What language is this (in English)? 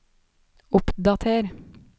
Norwegian